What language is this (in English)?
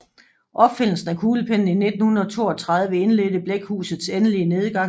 Danish